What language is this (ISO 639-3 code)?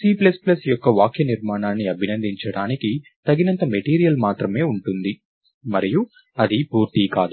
tel